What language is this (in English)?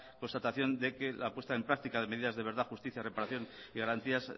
Spanish